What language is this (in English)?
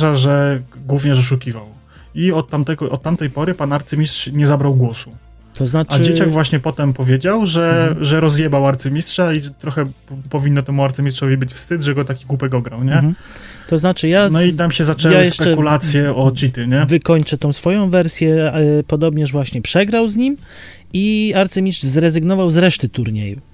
Polish